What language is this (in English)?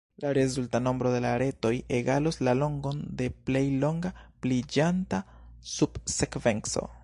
Esperanto